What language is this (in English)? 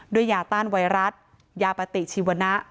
Thai